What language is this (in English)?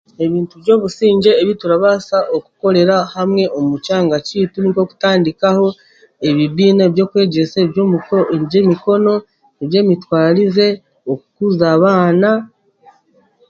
Chiga